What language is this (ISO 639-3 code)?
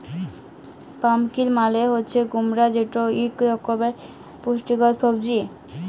ben